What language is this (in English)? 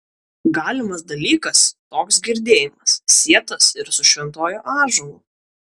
Lithuanian